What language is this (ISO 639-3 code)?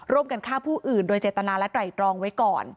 tha